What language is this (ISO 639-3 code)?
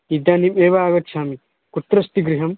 san